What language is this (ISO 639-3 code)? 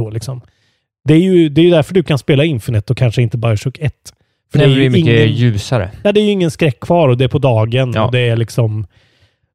swe